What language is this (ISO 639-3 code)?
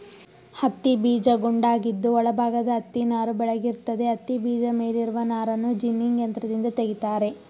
kan